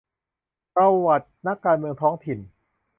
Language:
Thai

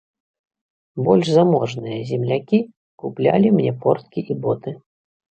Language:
Belarusian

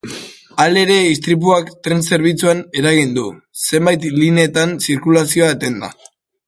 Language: Basque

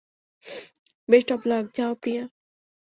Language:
Bangla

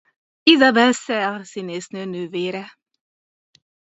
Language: Hungarian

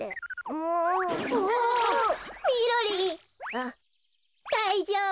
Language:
Japanese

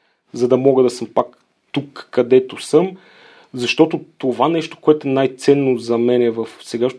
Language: Bulgarian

